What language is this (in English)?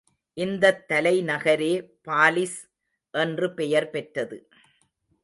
Tamil